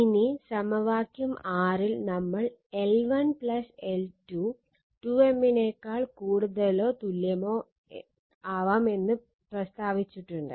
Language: Malayalam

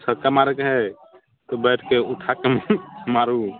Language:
Maithili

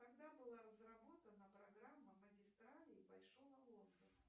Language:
Russian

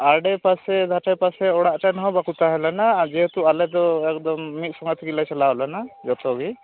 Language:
Santali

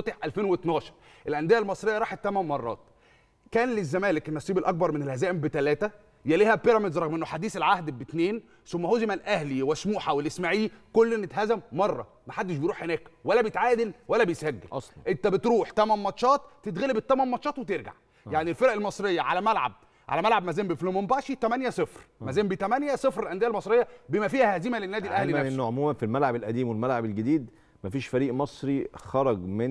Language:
Arabic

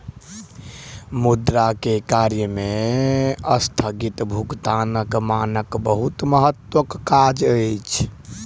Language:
Maithili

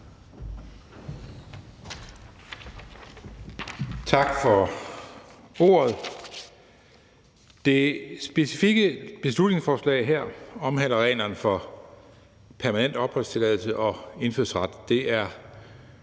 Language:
Danish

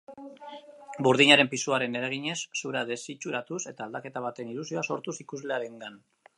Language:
Basque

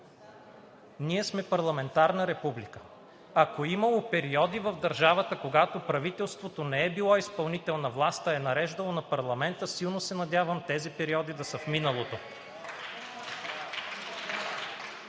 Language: Bulgarian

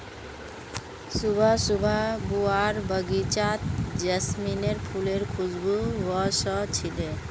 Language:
Magahi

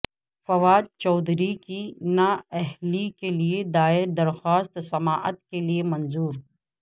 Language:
Urdu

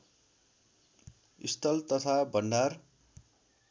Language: Nepali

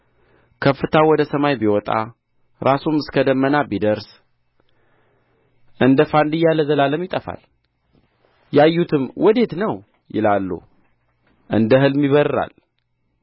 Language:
Amharic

